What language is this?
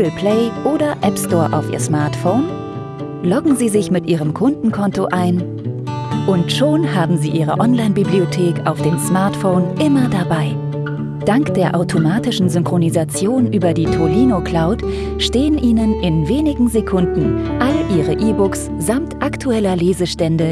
German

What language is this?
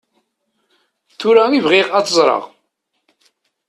Kabyle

